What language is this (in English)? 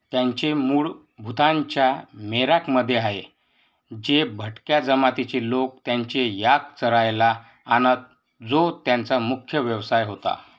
Marathi